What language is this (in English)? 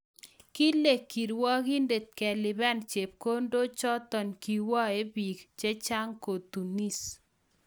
Kalenjin